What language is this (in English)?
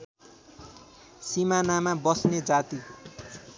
Nepali